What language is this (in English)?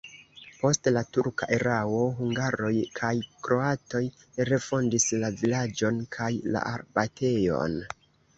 Esperanto